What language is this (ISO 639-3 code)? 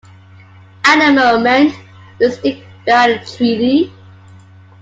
eng